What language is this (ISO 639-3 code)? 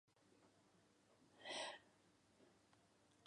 eus